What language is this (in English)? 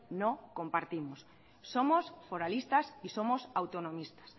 Spanish